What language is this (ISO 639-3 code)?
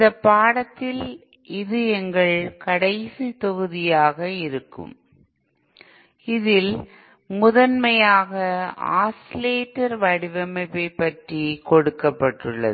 tam